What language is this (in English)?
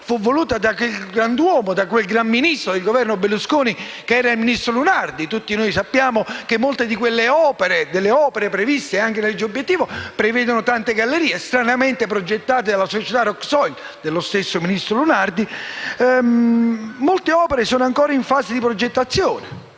Italian